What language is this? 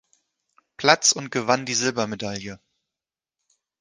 German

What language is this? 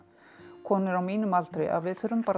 Icelandic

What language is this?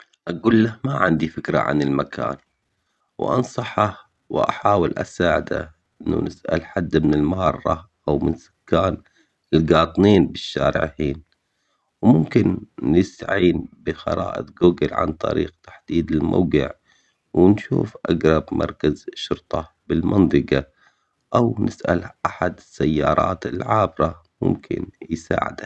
Omani Arabic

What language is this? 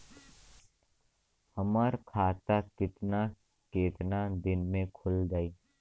Bhojpuri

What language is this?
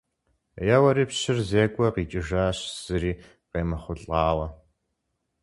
Kabardian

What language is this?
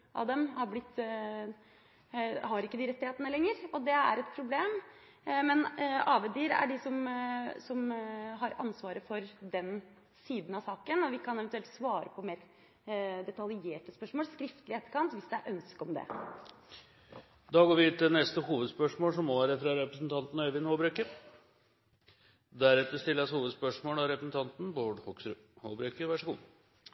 Norwegian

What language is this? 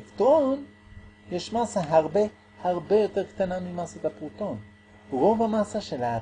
Hebrew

